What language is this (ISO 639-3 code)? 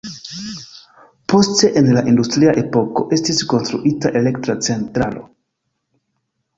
epo